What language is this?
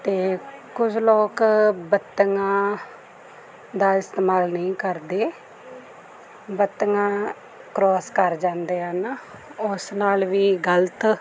Punjabi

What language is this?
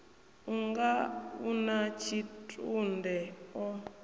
Venda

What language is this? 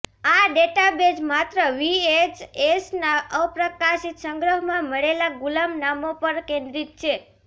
Gujarati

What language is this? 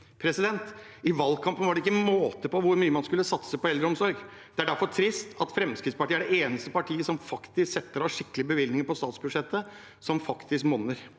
Norwegian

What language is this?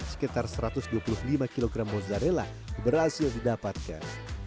Indonesian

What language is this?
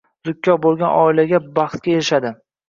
Uzbek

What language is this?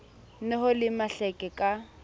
Southern Sotho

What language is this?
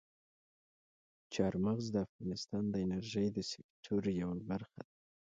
Pashto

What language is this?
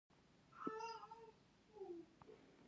Pashto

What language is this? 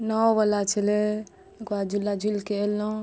Maithili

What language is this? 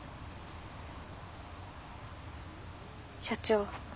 Japanese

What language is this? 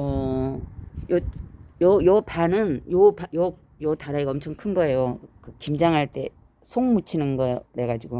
Korean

